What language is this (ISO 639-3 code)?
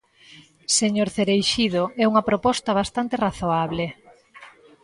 glg